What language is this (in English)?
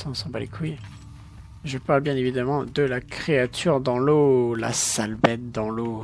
French